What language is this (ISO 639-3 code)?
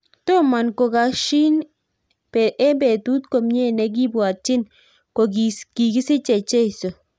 kln